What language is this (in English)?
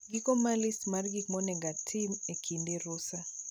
Luo (Kenya and Tanzania)